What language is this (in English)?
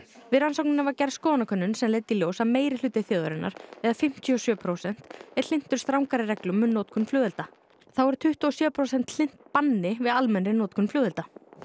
Icelandic